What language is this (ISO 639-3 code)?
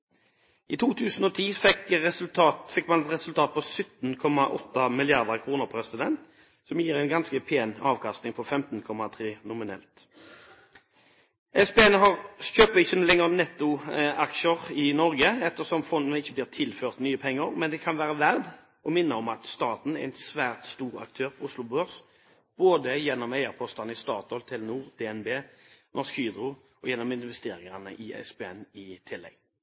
nob